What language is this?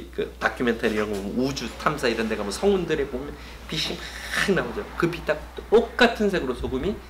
Korean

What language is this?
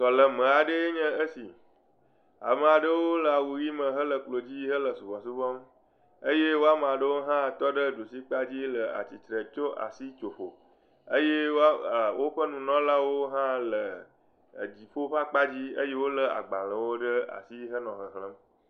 Ewe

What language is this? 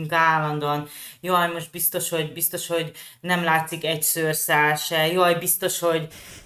Hungarian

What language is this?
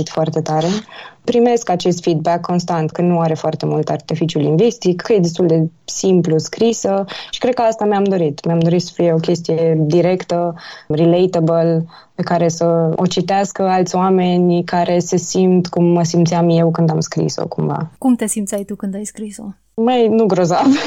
Romanian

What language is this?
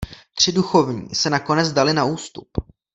Czech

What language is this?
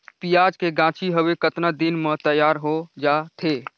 Chhattisgarhi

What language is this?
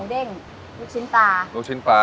Thai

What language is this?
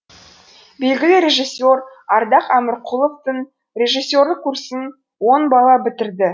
Kazakh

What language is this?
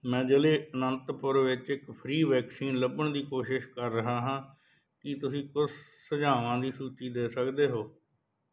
Punjabi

